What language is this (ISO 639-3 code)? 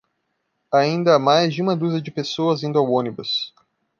por